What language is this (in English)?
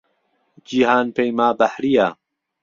Central Kurdish